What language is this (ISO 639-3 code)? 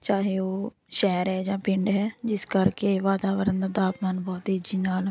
pan